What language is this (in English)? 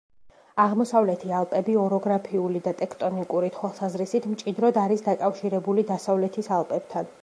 Georgian